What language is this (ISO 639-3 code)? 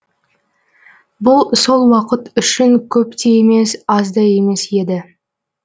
kaz